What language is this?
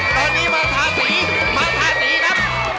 Thai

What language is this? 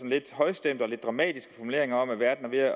Danish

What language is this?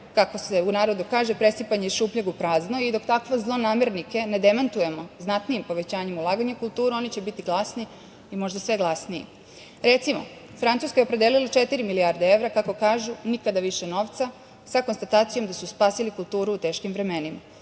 Serbian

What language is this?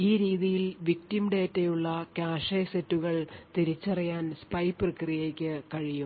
Malayalam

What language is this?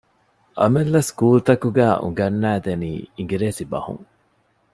Divehi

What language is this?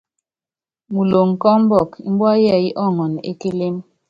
Yangben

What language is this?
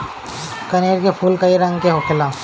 Bhojpuri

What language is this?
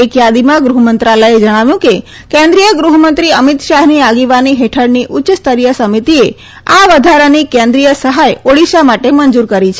Gujarati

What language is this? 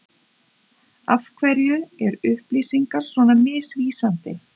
Icelandic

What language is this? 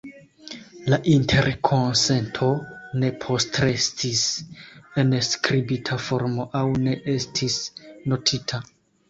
Esperanto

